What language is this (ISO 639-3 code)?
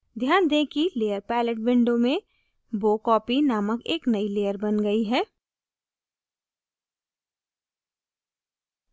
hin